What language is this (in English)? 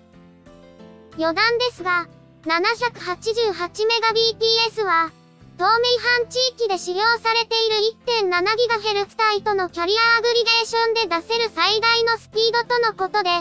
Japanese